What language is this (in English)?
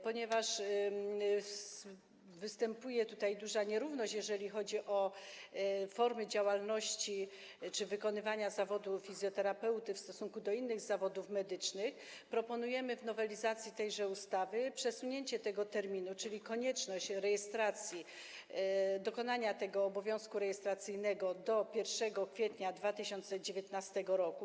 Polish